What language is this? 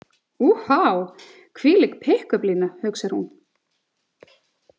Icelandic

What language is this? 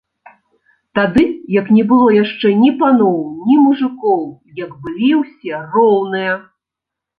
Belarusian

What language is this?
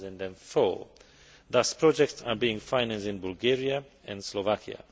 English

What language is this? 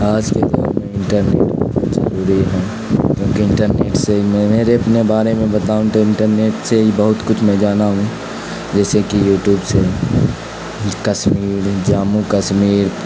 Urdu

